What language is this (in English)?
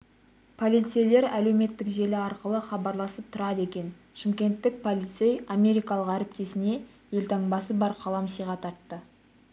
Kazakh